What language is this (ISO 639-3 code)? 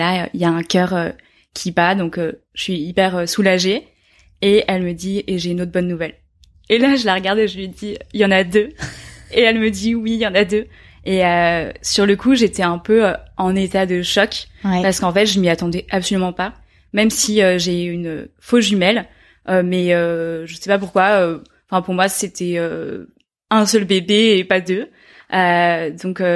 fra